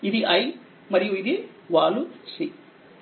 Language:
Telugu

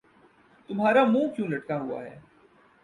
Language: Urdu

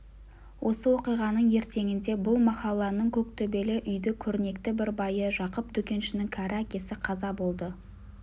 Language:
Kazakh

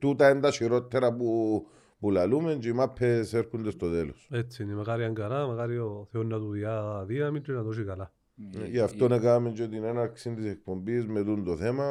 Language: Greek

